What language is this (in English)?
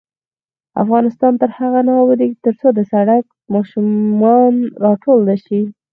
Pashto